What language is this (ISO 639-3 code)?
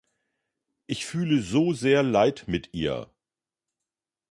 deu